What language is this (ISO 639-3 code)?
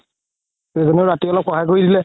asm